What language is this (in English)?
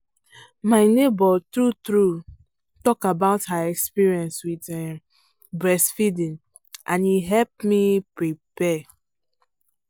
Nigerian Pidgin